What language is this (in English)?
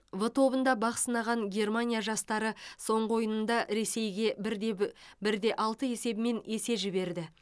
Kazakh